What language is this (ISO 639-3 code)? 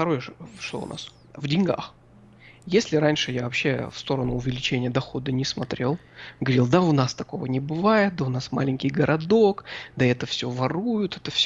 rus